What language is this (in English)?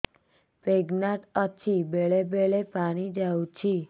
Odia